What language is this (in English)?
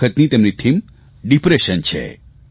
Gujarati